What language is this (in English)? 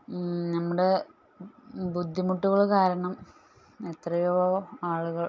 Malayalam